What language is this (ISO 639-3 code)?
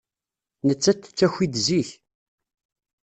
kab